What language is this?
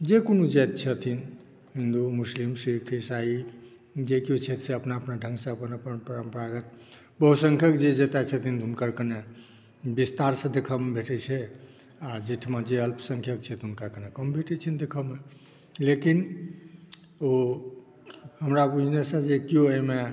Maithili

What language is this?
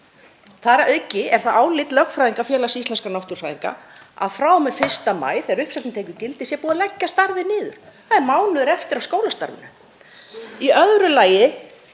Icelandic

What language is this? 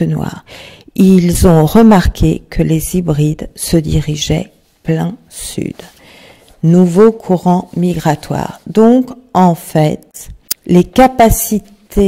French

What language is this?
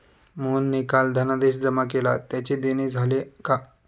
Marathi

